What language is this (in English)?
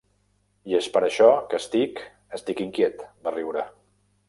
Catalan